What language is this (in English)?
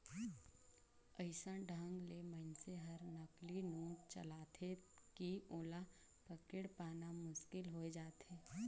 Chhattisgarhi